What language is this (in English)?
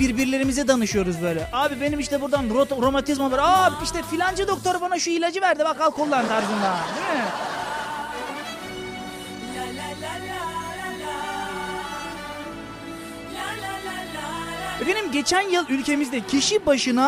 Turkish